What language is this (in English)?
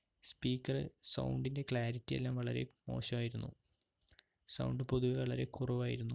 Malayalam